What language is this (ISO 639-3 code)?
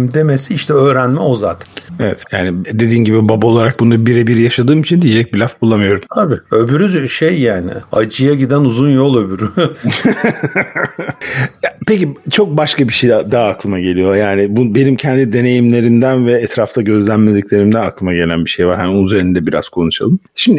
tur